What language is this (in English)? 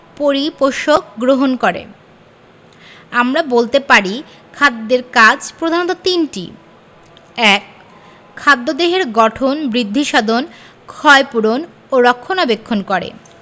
Bangla